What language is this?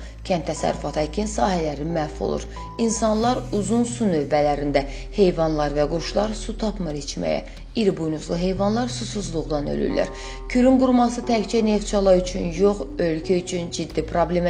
Turkish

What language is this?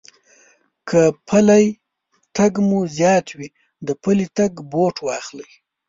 Pashto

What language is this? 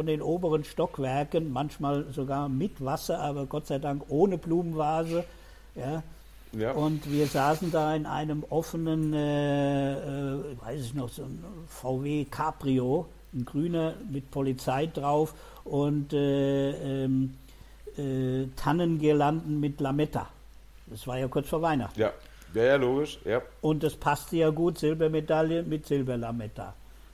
German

